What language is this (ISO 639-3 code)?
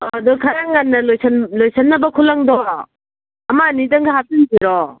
mni